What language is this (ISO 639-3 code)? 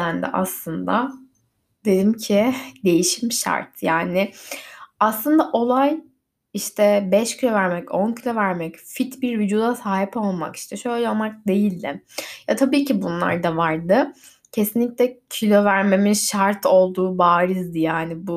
tur